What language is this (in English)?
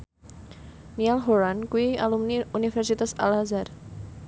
Javanese